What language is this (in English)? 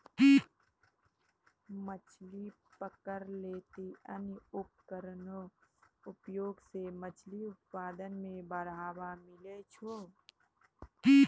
Maithili